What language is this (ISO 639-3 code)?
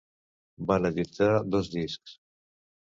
cat